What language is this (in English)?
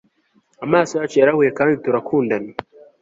Kinyarwanda